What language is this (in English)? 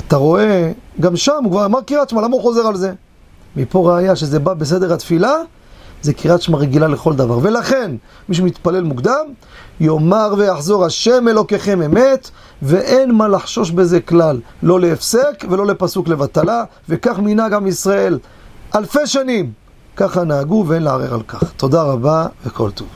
Hebrew